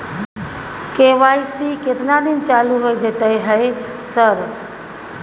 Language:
Maithili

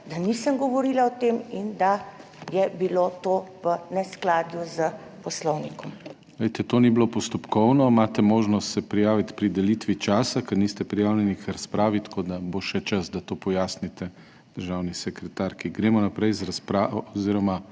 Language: Slovenian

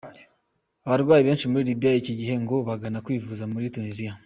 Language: Kinyarwanda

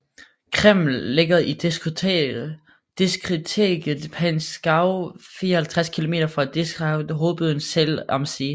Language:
Danish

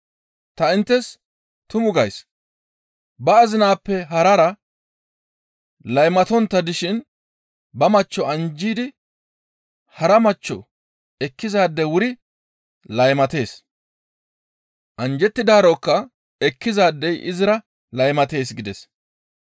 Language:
Gamo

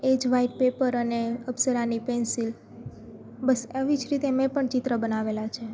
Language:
Gujarati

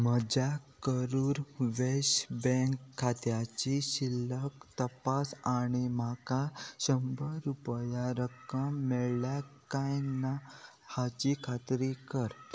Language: Konkani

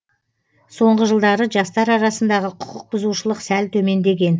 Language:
Kazakh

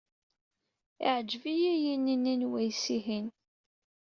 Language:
Kabyle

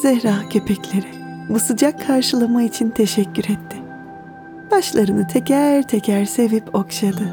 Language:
Turkish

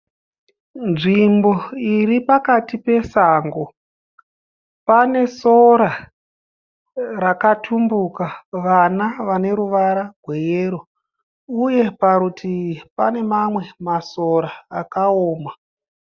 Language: Shona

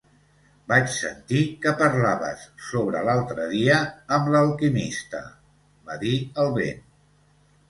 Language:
Catalan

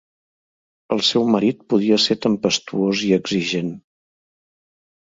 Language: Catalan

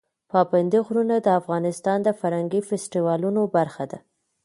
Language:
Pashto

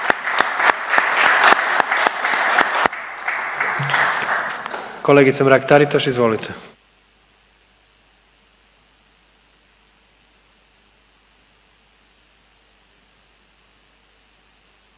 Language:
Croatian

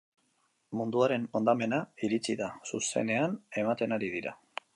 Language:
Basque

